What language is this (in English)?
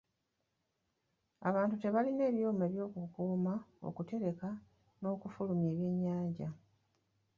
Ganda